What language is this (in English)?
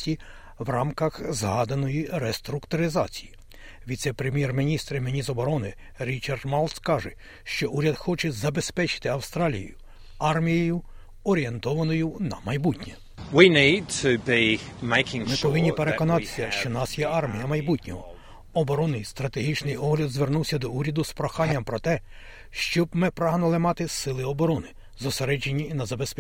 Ukrainian